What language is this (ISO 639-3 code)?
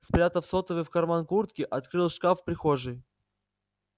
rus